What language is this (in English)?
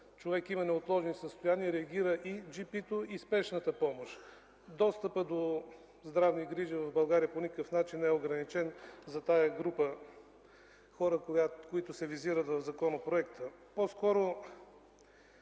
Bulgarian